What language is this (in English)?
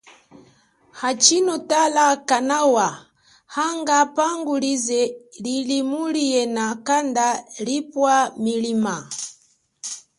Chokwe